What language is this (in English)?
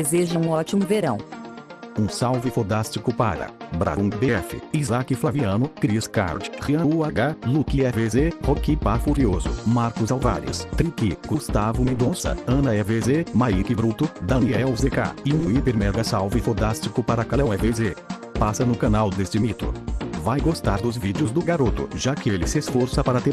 Portuguese